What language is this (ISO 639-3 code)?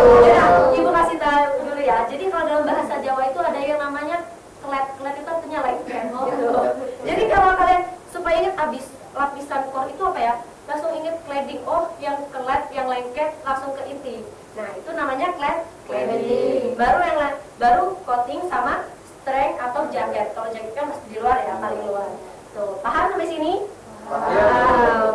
ind